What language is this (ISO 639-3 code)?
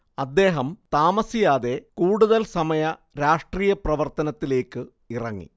mal